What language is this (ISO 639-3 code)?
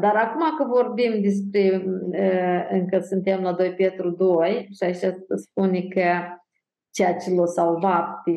ron